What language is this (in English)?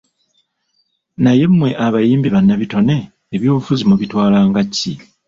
Ganda